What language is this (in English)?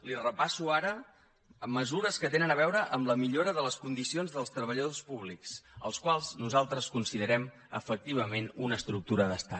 Catalan